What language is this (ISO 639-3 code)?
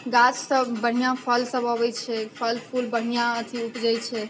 mai